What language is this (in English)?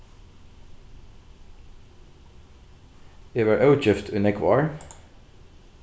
Faroese